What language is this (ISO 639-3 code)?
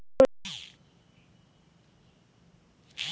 ben